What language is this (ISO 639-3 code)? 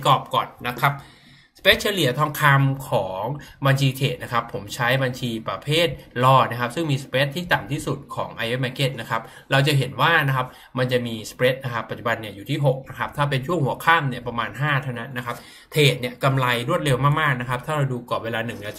tha